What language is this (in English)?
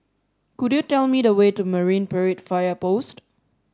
English